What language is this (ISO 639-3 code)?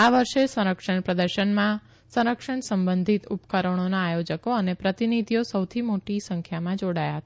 guj